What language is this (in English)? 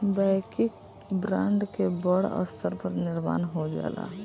Bhojpuri